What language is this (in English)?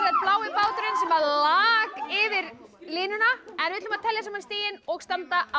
Icelandic